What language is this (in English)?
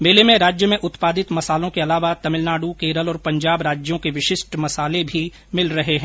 Hindi